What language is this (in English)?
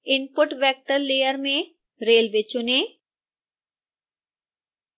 Hindi